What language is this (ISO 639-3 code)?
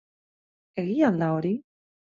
eus